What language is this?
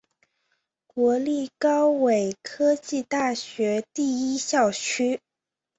Chinese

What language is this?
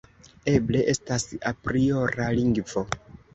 Esperanto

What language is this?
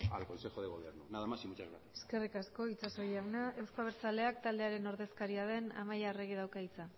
Basque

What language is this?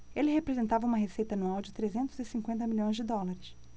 Portuguese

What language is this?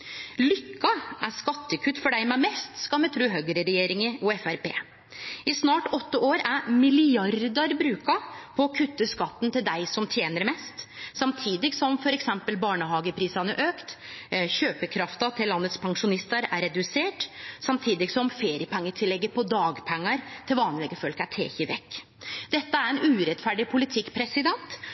Norwegian Nynorsk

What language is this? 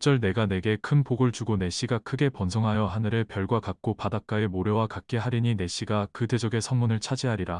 Korean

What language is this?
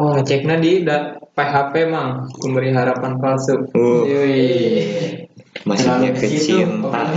Indonesian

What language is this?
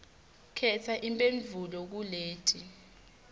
Swati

